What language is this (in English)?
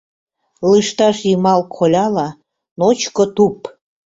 Mari